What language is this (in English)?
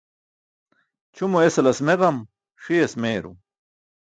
Burushaski